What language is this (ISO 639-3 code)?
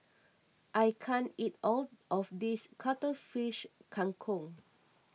eng